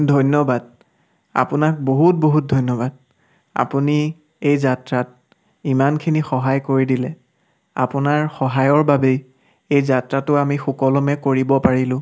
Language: Assamese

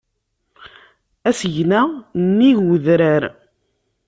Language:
Kabyle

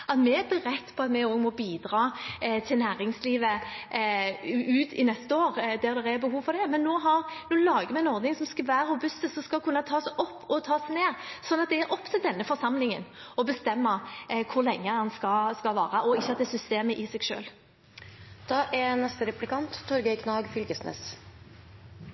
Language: Norwegian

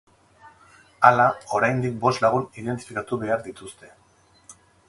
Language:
Basque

